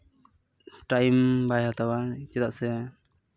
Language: Santali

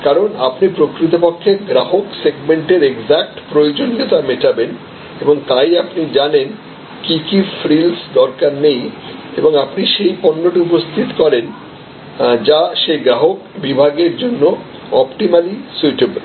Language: Bangla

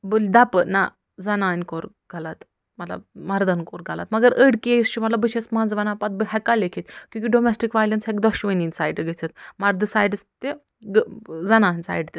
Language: Kashmiri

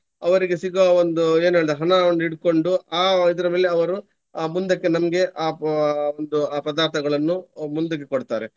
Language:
Kannada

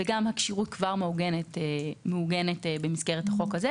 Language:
Hebrew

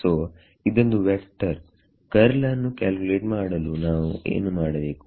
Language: Kannada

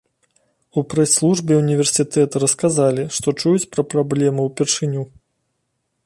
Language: Belarusian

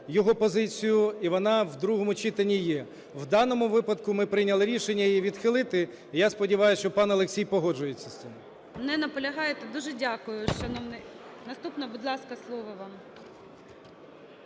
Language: Ukrainian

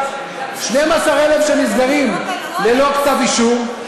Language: Hebrew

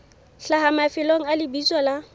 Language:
Southern Sotho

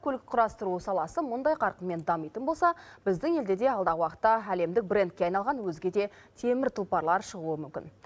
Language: Kazakh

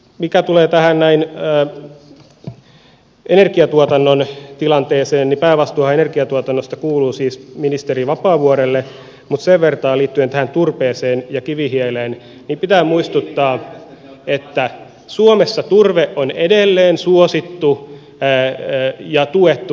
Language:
Finnish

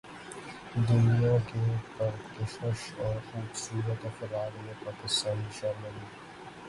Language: Urdu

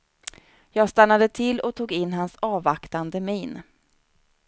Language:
Swedish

